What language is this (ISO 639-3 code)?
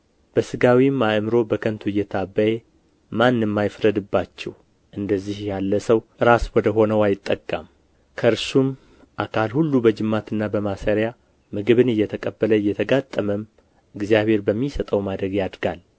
amh